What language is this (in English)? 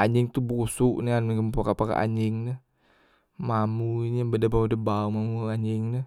Musi